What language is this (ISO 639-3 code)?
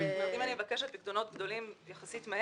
heb